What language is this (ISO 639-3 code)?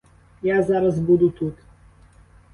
ukr